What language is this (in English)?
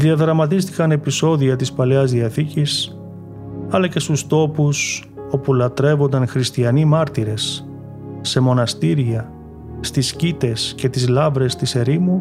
Greek